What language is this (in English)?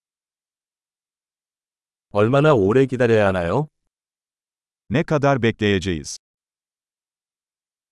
Korean